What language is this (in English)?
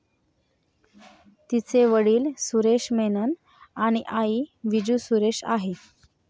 Marathi